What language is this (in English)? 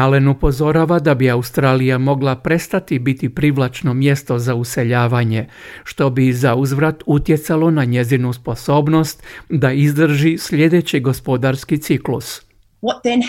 Croatian